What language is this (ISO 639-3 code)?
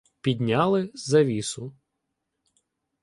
ukr